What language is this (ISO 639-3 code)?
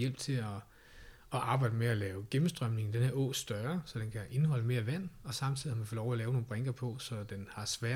dan